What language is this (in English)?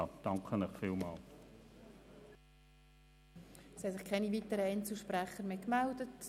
Swiss German